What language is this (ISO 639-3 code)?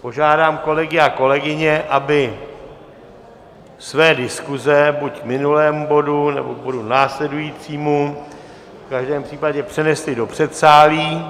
ces